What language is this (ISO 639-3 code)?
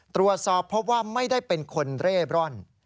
tha